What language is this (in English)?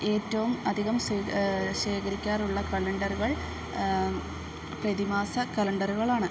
Malayalam